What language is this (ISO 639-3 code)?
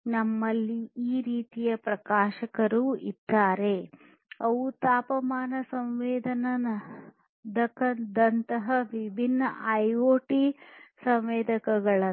kan